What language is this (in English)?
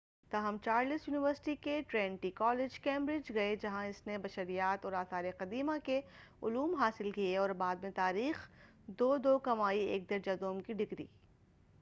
Urdu